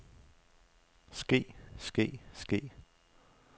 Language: Danish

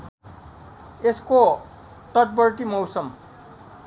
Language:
Nepali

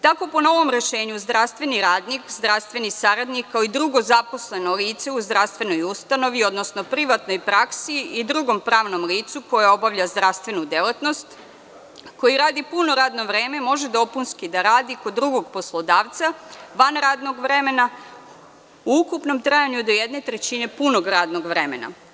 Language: Serbian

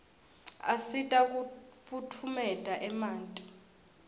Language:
Swati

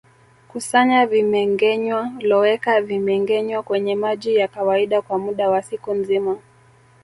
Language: Swahili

